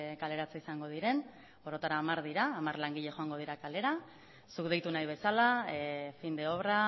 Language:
Basque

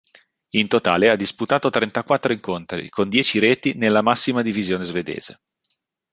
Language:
Italian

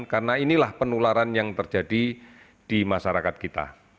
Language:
Indonesian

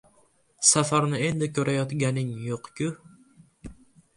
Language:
Uzbek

